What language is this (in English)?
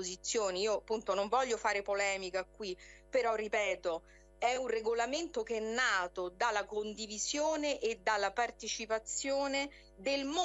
Italian